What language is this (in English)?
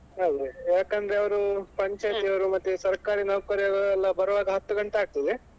Kannada